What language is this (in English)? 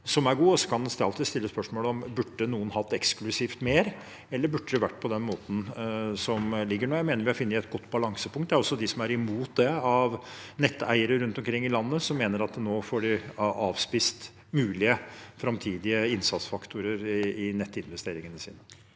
Norwegian